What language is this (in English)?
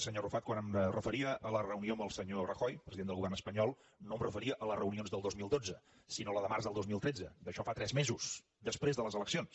Catalan